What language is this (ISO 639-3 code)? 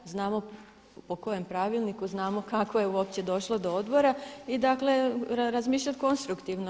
hrv